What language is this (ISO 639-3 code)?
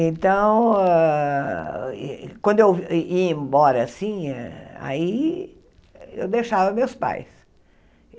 por